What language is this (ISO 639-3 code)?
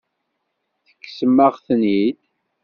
kab